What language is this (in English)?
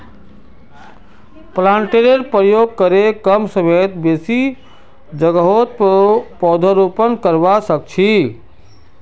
Magahi